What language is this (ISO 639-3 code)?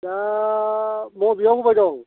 brx